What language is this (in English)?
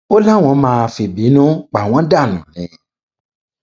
Yoruba